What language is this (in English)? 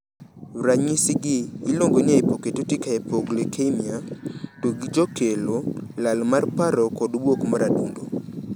Luo (Kenya and Tanzania)